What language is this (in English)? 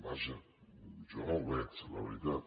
Catalan